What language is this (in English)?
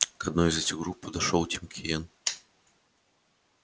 Russian